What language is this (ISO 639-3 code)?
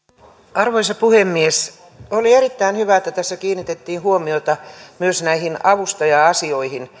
fin